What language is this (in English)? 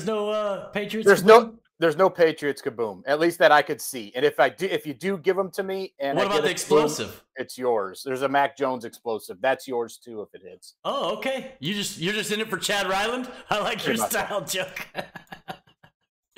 English